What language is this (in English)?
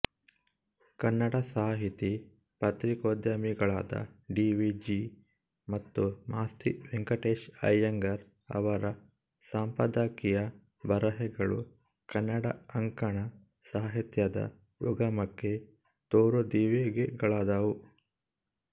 Kannada